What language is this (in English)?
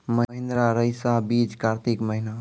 Maithili